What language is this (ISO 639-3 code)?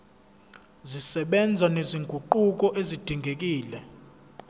zul